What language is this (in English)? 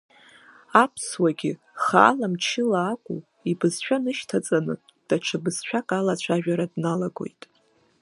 Abkhazian